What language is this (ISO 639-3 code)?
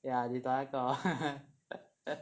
eng